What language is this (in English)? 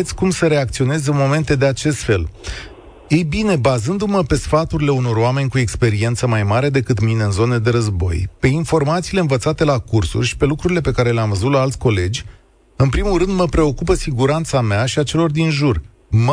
Romanian